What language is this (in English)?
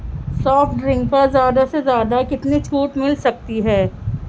Urdu